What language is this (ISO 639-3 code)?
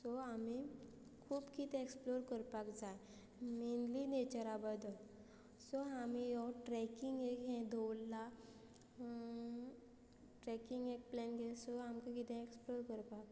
kok